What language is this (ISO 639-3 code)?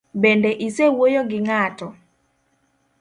luo